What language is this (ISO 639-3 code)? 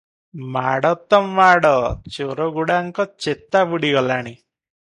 ori